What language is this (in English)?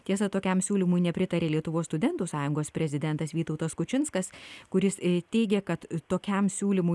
Lithuanian